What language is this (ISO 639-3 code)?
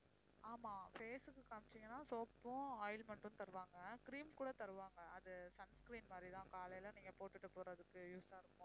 tam